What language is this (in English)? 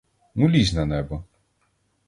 Ukrainian